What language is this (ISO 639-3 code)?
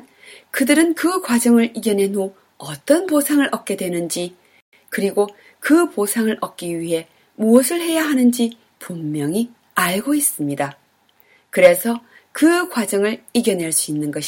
kor